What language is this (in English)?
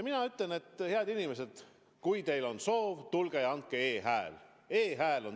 Estonian